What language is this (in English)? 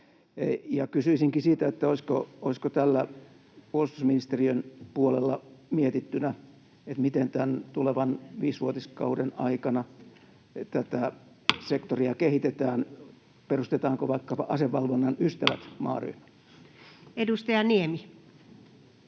Finnish